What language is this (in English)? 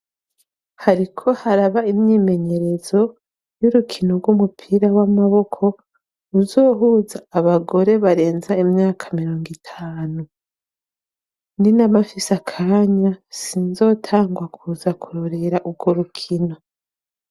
Rundi